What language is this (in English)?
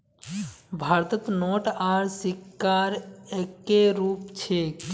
Magahi